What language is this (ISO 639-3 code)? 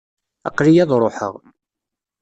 kab